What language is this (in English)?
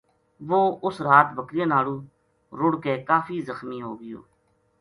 Gujari